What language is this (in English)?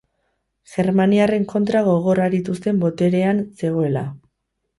Basque